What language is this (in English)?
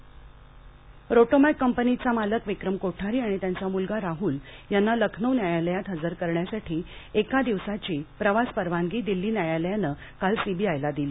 Marathi